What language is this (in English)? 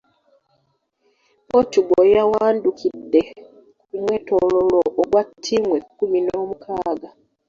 Ganda